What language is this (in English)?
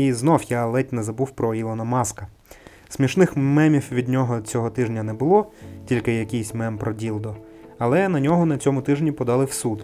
Ukrainian